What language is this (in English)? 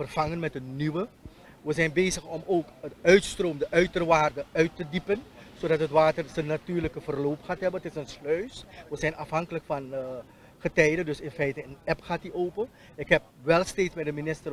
Dutch